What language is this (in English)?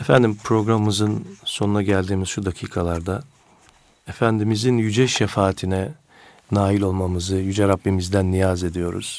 Turkish